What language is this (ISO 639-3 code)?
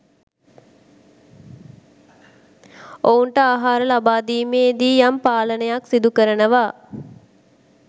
sin